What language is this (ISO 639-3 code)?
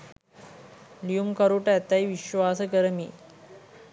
sin